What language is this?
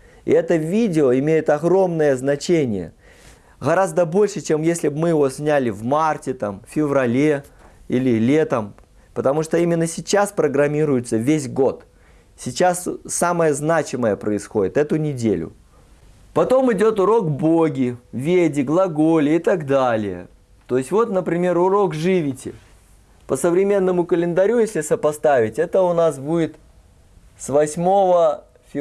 Russian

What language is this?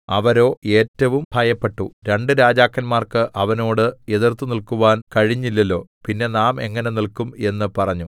Malayalam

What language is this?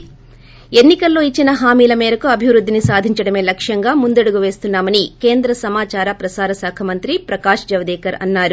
Telugu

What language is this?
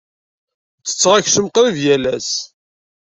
Kabyle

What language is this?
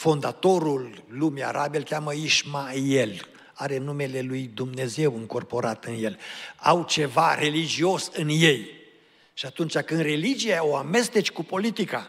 Romanian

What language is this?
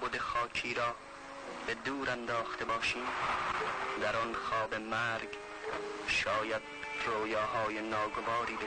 Persian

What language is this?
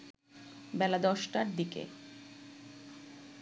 Bangla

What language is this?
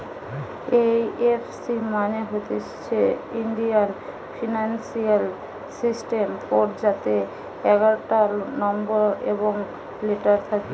Bangla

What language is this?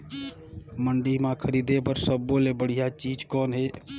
Chhattisgarhi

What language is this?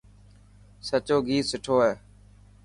Dhatki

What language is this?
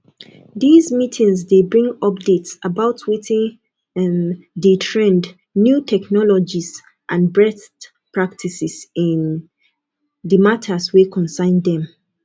Nigerian Pidgin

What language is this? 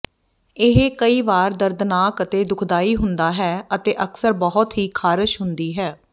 Punjabi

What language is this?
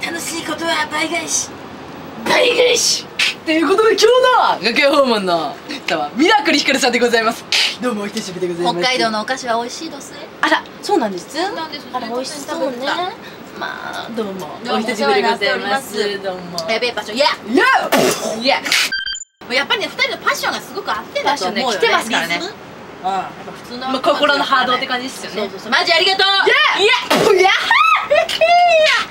Japanese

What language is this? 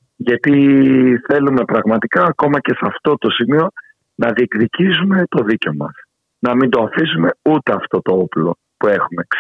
Greek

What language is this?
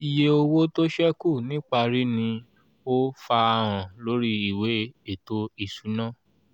Yoruba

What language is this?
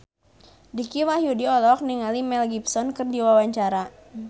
Sundanese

